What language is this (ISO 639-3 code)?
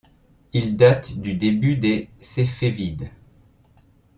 fra